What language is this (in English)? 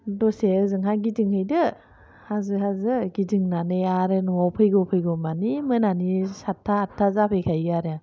Bodo